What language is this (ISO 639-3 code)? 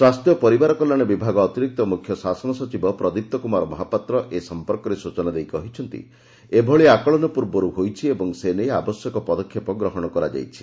ori